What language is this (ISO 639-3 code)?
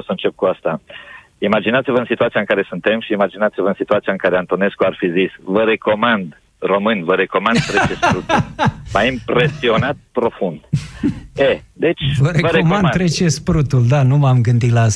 ron